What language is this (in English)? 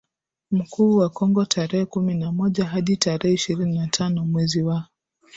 Swahili